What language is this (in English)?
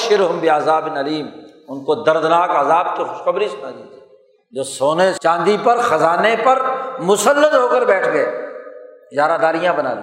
Urdu